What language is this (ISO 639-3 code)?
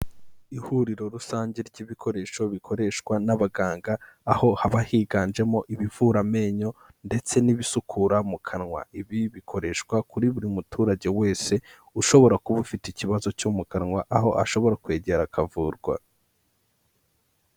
kin